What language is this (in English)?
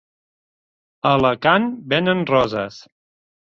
Catalan